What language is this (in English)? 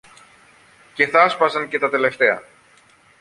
Greek